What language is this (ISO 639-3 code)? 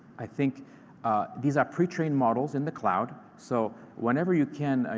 eng